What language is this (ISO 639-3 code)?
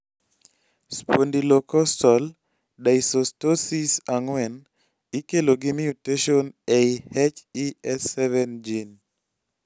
luo